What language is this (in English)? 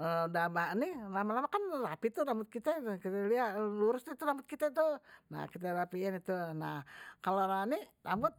Betawi